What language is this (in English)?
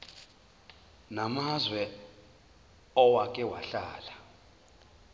Zulu